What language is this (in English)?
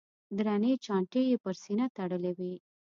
Pashto